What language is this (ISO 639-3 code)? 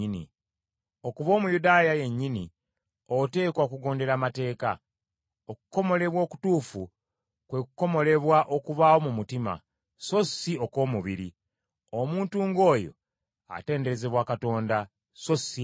lug